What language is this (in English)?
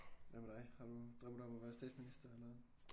Danish